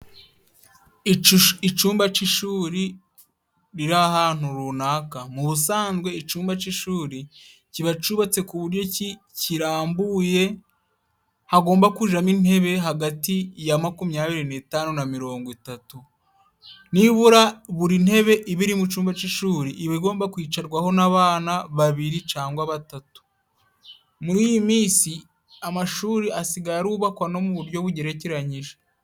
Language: Kinyarwanda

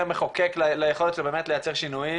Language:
Hebrew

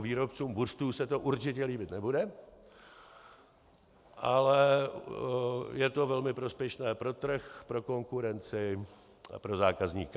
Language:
Czech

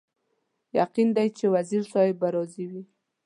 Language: Pashto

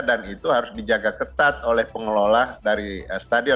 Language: Indonesian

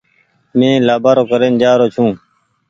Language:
Goaria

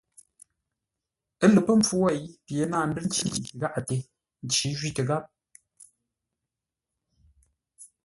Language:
Ngombale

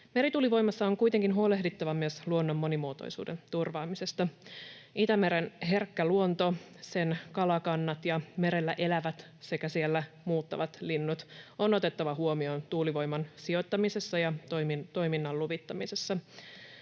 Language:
Finnish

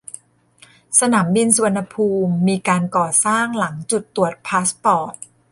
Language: Thai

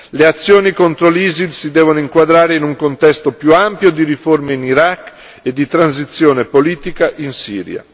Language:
Italian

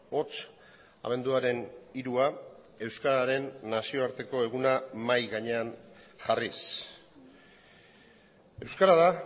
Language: Basque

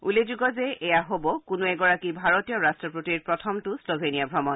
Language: Assamese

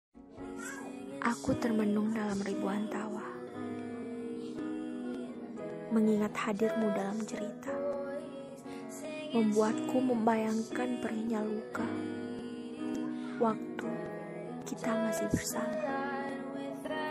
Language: Indonesian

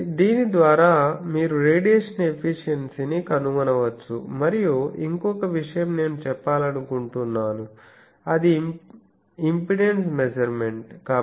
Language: Telugu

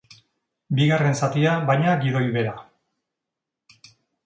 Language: Basque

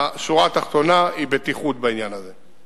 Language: Hebrew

